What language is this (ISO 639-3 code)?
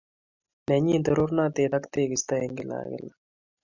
kln